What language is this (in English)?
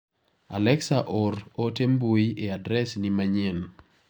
Luo (Kenya and Tanzania)